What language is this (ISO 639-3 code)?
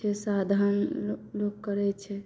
mai